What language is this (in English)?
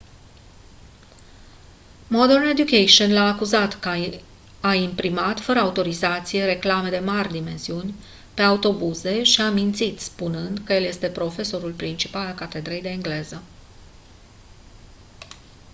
Romanian